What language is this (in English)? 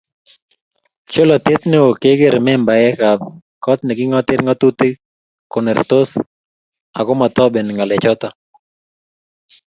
Kalenjin